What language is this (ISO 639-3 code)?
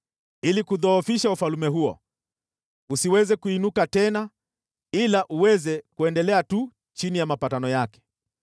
swa